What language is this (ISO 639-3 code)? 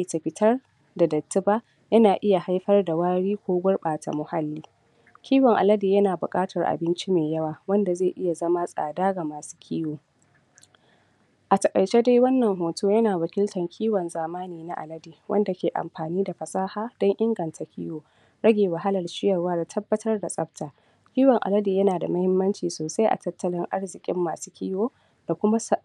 hau